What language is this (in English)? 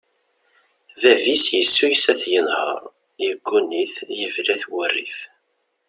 Kabyle